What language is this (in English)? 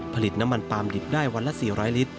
Thai